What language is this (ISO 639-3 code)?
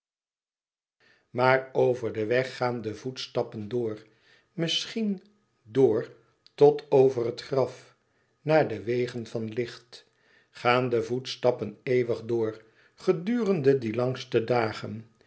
nld